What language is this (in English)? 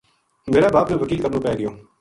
Gujari